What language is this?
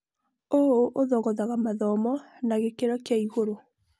Kikuyu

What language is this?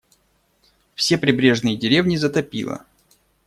Russian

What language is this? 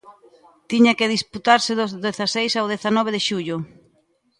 Galician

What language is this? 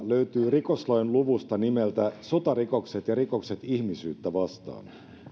Finnish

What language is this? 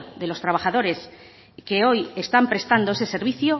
Spanish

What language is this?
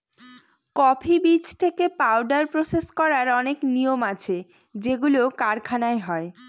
Bangla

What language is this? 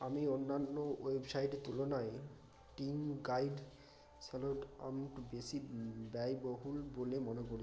Bangla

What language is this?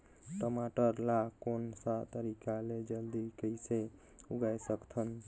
Chhattisgarhi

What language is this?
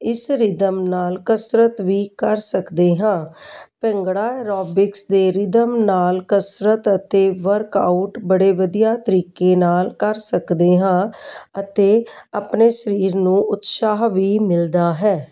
Punjabi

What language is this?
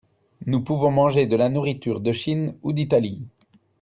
French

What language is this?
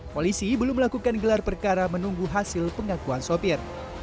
Indonesian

